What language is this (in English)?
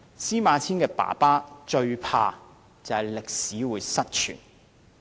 Cantonese